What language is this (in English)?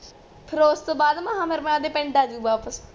Punjabi